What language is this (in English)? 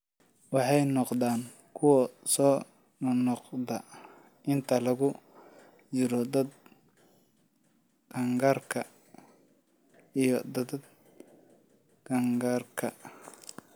Somali